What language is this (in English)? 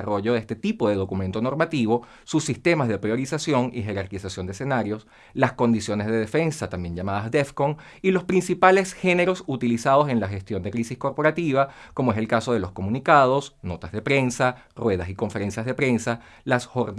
Spanish